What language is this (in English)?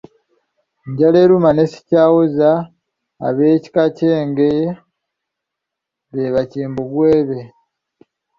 Ganda